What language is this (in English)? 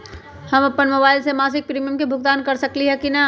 Magahi